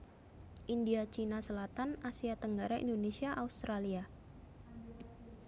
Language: Javanese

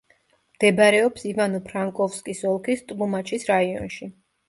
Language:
Georgian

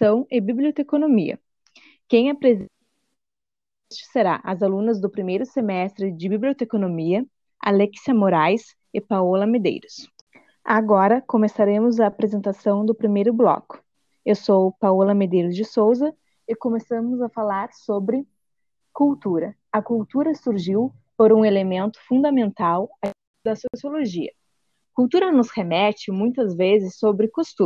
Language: Portuguese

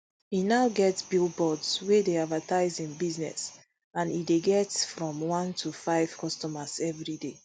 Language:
Nigerian Pidgin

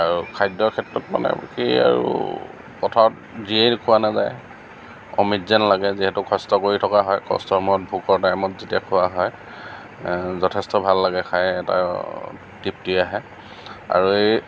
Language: Assamese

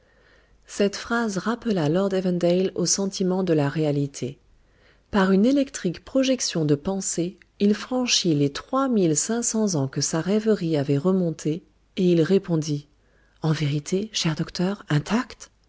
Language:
French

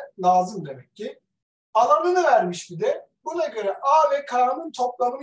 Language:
Turkish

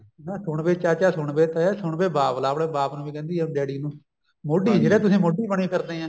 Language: Punjabi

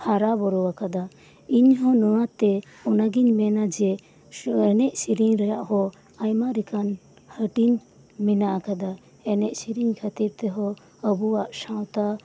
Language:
Santali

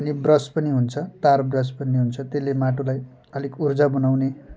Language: Nepali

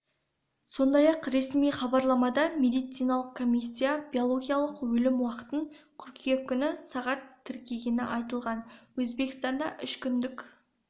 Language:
Kazakh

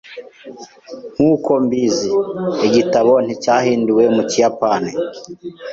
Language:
Kinyarwanda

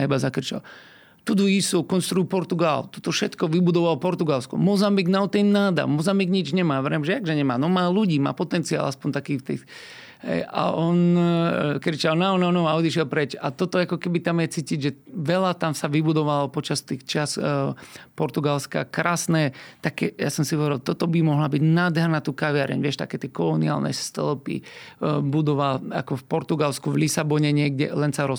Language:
Slovak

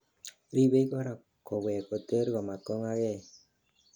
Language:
Kalenjin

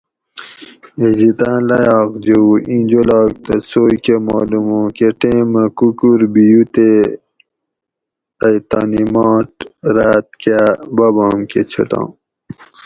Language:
Gawri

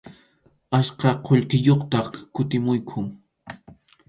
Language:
Arequipa-La Unión Quechua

